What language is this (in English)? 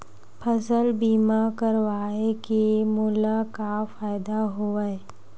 Chhattisgarhi